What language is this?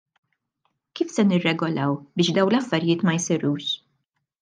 Maltese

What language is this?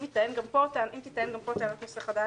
Hebrew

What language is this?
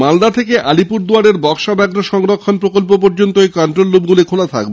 Bangla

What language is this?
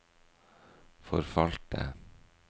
Norwegian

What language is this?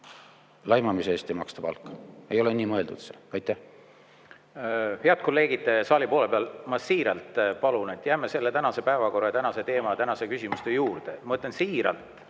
Estonian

